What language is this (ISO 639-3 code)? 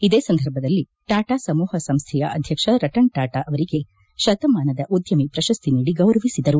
kan